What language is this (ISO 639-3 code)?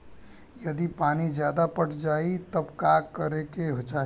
bho